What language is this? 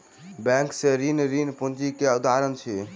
Maithili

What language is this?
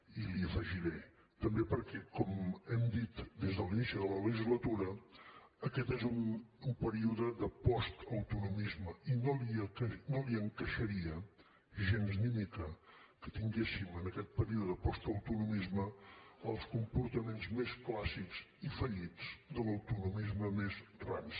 Catalan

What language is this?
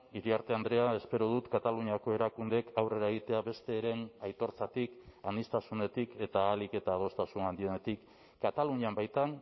Basque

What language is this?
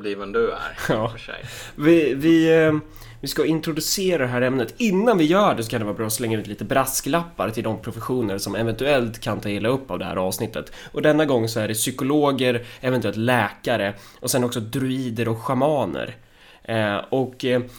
Swedish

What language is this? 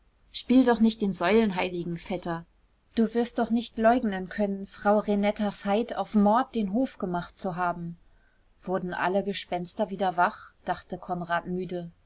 German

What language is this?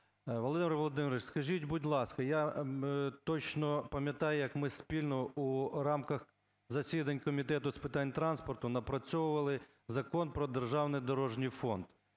Ukrainian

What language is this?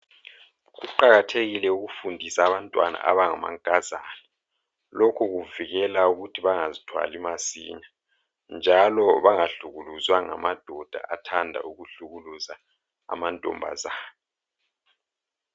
North Ndebele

